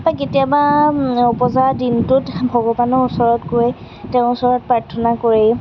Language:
Assamese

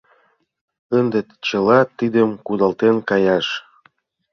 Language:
Mari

